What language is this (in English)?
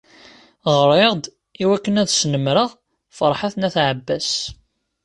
Kabyle